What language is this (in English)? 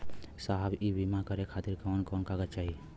Bhojpuri